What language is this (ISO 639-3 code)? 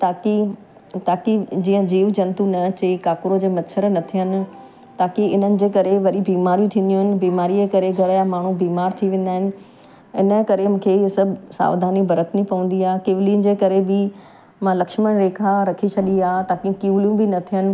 snd